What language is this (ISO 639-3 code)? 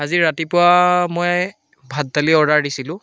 asm